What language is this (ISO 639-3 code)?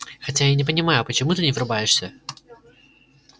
rus